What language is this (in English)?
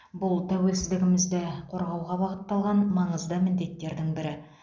Kazakh